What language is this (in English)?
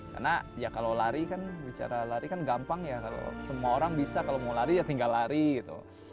Indonesian